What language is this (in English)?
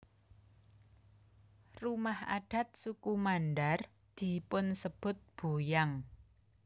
Javanese